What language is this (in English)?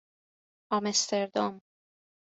Persian